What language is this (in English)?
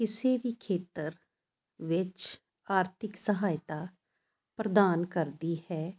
Punjabi